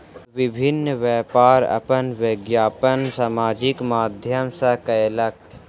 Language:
Maithili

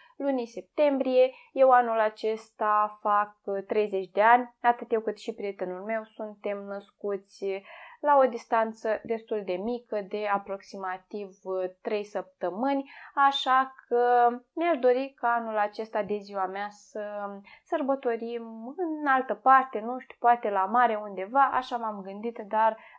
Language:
Romanian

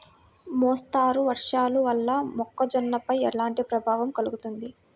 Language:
Telugu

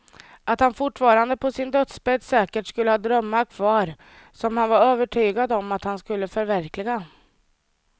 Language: Swedish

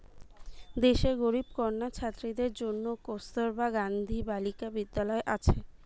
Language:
Bangla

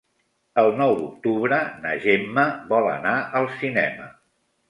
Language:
Catalan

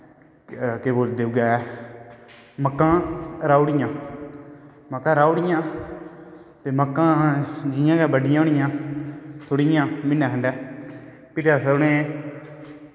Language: Dogri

